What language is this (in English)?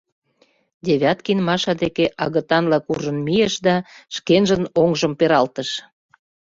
Mari